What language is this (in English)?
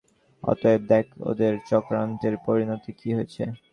Bangla